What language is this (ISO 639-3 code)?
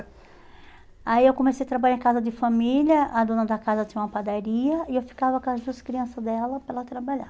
por